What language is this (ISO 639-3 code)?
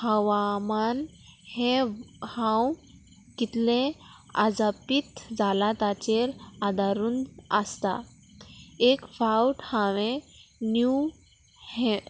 kok